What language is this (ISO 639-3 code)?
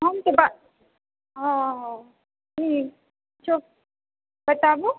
mai